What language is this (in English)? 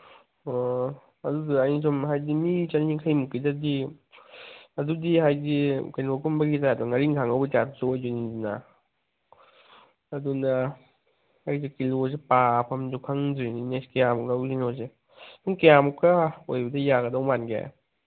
Manipuri